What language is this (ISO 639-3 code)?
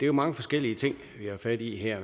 dan